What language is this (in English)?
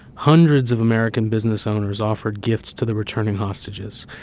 English